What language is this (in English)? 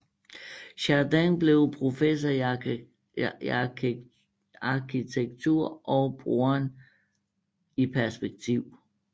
Danish